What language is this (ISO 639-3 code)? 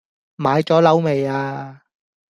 yue